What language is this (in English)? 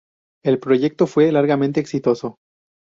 Spanish